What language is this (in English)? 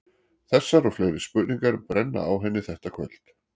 Icelandic